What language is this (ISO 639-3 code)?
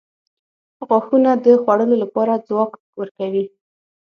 pus